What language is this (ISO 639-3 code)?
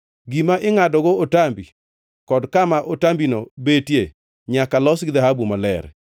luo